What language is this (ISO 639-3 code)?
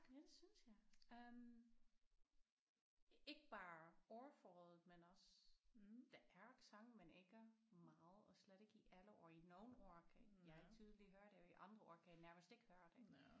dan